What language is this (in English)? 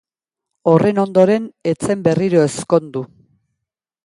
Basque